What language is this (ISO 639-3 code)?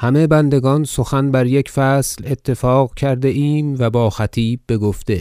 fas